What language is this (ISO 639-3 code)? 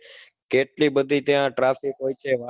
guj